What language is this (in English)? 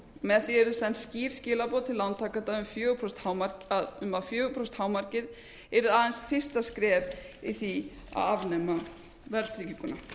Icelandic